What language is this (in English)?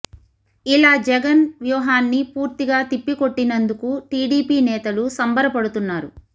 Telugu